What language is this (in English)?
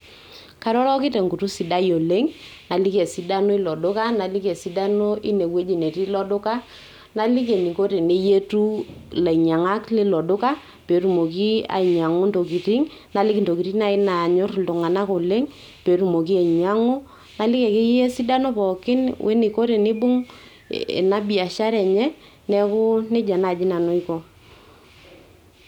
Masai